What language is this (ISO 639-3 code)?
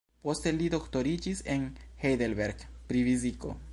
epo